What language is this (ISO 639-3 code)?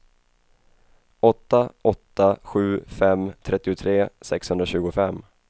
swe